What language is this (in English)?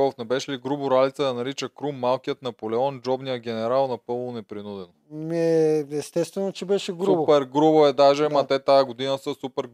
Bulgarian